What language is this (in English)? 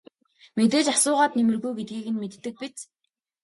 Mongolian